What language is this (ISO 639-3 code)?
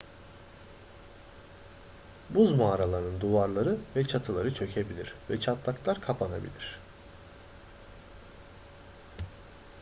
tur